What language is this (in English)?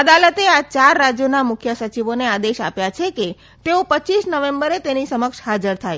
Gujarati